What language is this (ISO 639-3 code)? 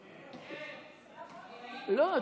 heb